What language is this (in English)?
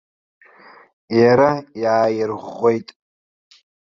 Abkhazian